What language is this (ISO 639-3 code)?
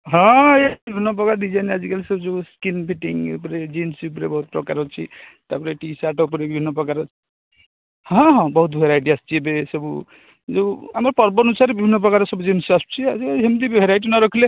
ori